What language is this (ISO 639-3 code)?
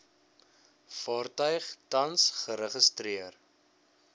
afr